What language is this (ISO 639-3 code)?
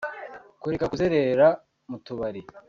kin